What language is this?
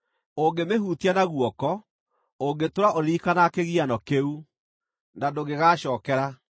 Kikuyu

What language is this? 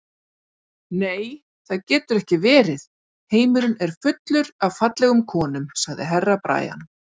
Icelandic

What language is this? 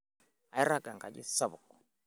Masai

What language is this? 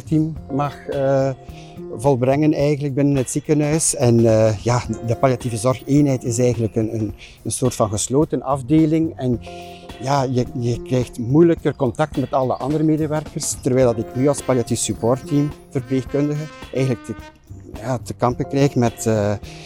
Dutch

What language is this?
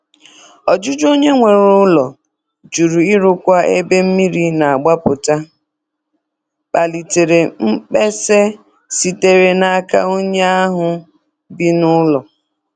Igbo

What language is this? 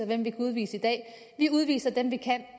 Danish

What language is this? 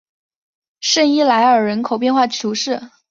Chinese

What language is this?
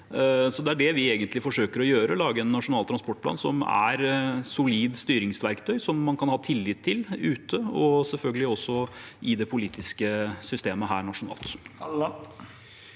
Norwegian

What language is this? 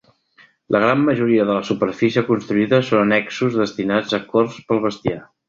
Catalan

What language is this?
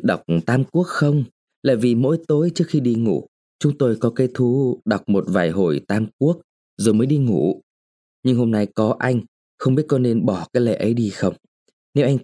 Vietnamese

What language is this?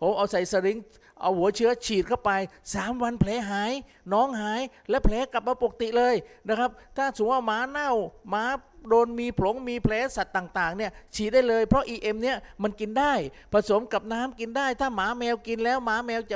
Thai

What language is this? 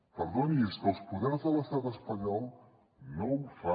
Catalan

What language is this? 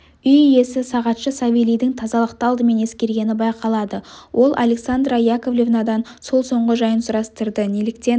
Kazakh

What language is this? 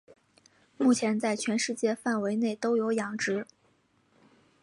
Chinese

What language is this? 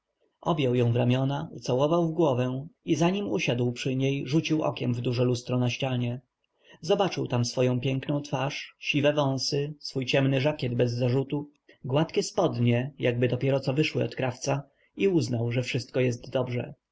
Polish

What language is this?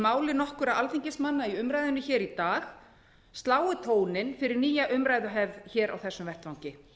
Icelandic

